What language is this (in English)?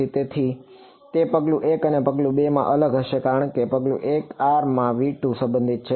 Gujarati